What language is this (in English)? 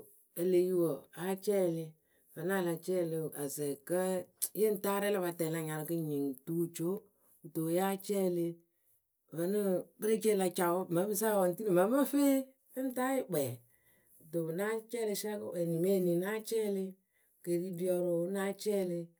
Akebu